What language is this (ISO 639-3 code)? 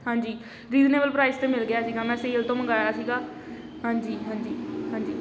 pan